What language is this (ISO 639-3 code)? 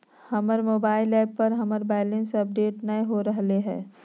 mag